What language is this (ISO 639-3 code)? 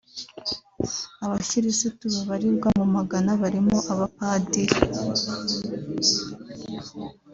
kin